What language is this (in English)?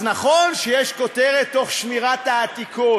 Hebrew